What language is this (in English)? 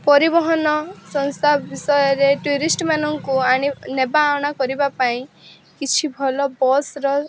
Odia